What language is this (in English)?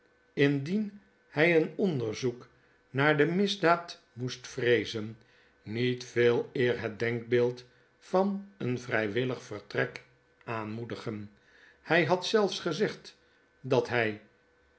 Dutch